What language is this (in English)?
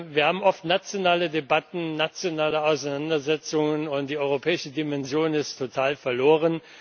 German